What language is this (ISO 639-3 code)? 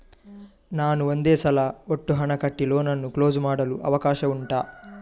kan